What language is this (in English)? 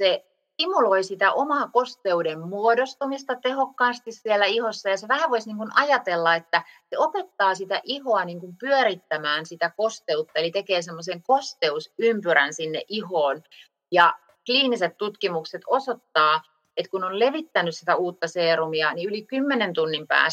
Finnish